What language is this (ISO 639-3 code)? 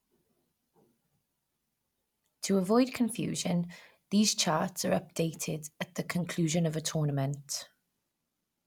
eng